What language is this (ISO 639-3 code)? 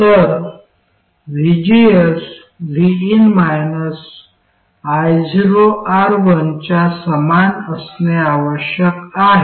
mar